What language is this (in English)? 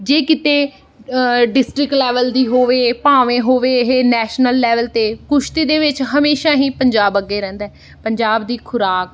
Punjabi